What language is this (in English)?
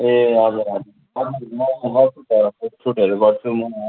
Nepali